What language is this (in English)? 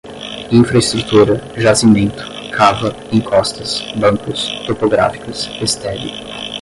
Portuguese